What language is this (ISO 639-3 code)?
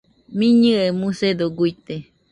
hux